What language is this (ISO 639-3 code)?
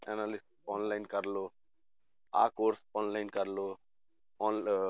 pan